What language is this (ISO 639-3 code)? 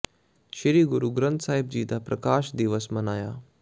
pan